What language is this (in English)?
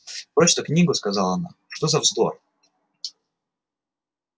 Russian